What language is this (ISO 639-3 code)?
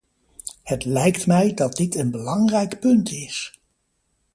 nld